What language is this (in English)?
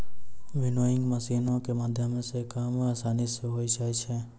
Maithili